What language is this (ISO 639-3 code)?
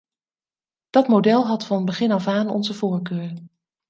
nld